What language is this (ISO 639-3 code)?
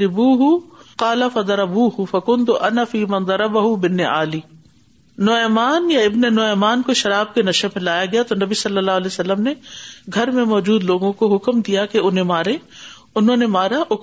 urd